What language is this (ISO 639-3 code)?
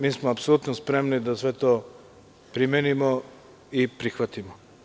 srp